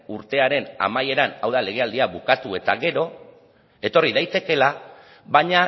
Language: Basque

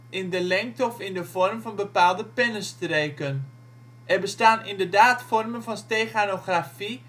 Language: Dutch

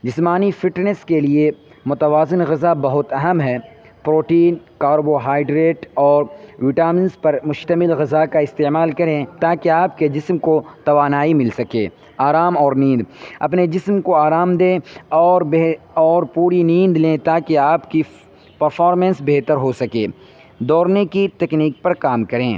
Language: Urdu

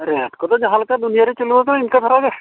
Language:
Santali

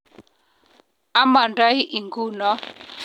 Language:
Kalenjin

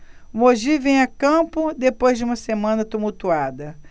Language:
Portuguese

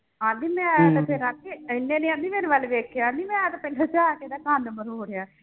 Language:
Punjabi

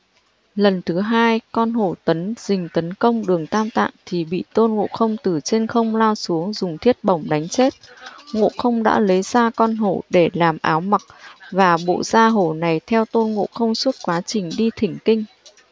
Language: Vietnamese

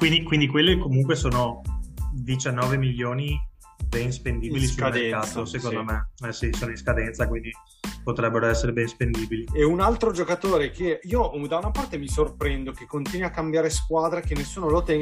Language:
Italian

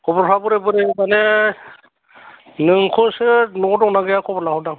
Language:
Bodo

